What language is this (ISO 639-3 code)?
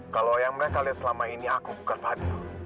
ind